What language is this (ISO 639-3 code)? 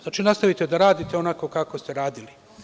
srp